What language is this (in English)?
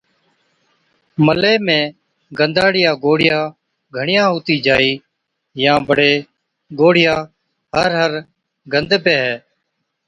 Od